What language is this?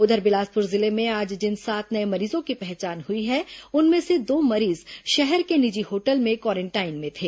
Hindi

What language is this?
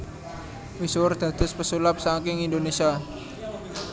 Javanese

